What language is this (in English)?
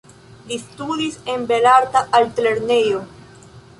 Esperanto